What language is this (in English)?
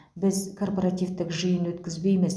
Kazakh